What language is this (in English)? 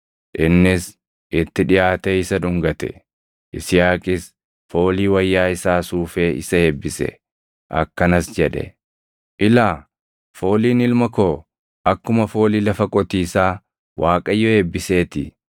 Oromo